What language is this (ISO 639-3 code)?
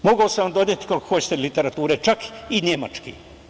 srp